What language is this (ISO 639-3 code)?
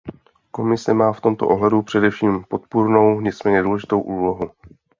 ces